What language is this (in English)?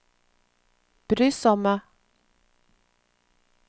Norwegian